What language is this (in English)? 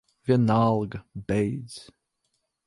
Latvian